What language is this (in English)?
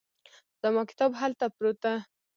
Pashto